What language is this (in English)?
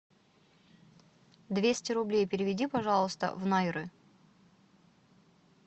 Russian